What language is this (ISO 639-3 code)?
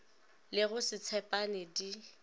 nso